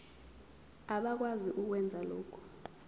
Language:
Zulu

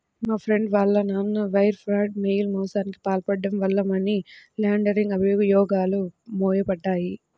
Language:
Telugu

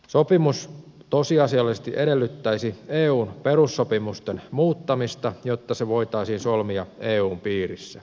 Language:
Finnish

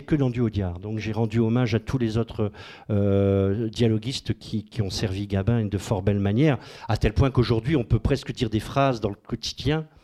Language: French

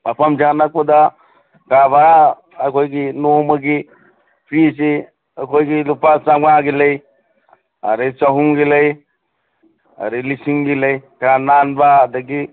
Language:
Manipuri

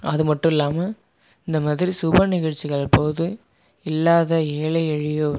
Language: Tamil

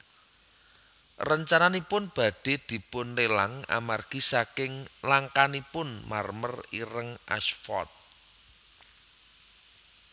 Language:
Javanese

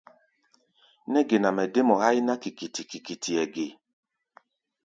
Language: Gbaya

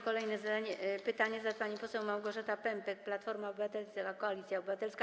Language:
Polish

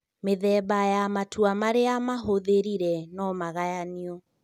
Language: Kikuyu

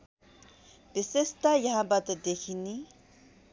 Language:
Nepali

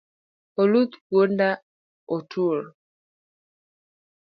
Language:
Luo (Kenya and Tanzania)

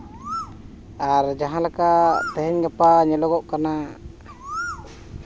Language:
Santali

